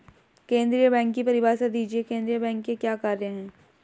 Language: Hindi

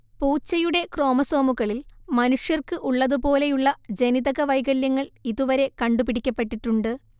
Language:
Malayalam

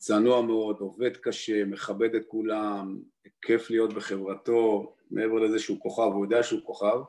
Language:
Hebrew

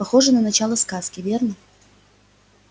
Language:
Russian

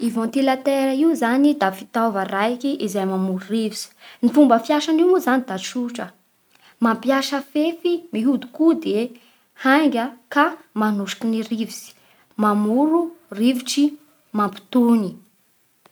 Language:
Bara Malagasy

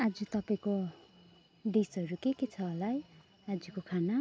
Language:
Nepali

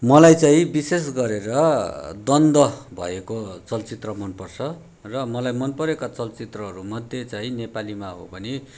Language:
Nepali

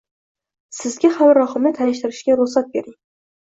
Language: Uzbek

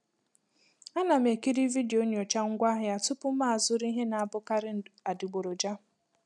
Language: Igbo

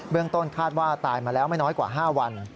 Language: Thai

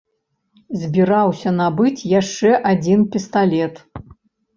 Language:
Belarusian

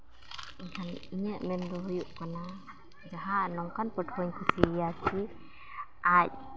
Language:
Santali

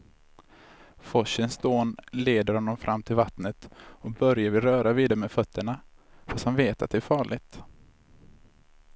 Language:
Swedish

